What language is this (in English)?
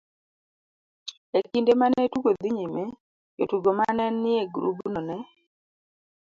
Luo (Kenya and Tanzania)